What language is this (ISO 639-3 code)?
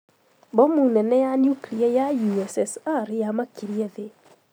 kik